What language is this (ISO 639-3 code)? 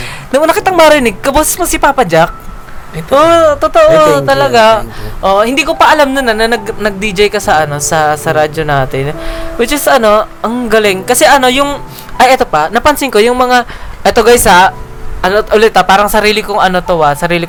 fil